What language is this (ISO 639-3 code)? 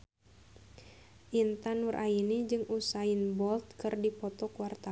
sun